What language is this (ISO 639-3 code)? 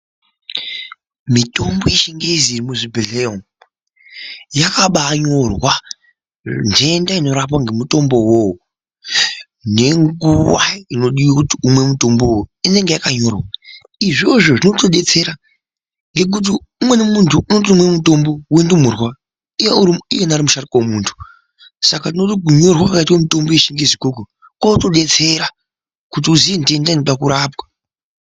ndc